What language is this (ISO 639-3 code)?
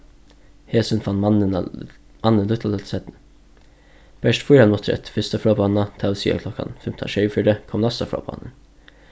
fao